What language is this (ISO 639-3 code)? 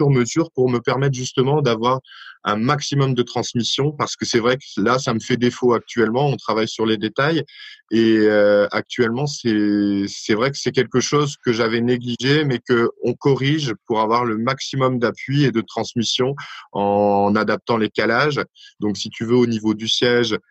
fra